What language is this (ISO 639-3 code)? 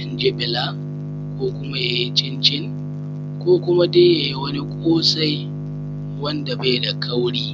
hau